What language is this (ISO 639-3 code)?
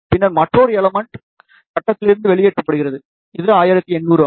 tam